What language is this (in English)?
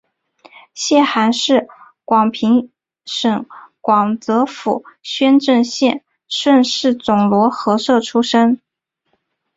Chinese